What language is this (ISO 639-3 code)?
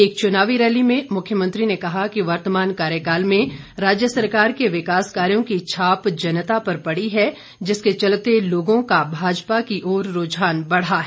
hin